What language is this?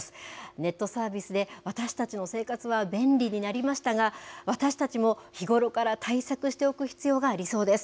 Japanese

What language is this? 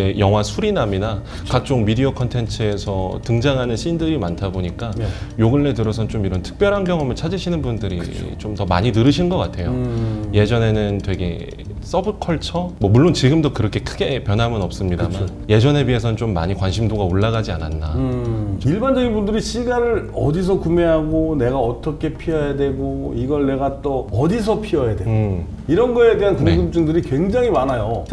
Korean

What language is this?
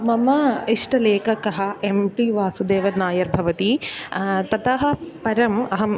Sanskrit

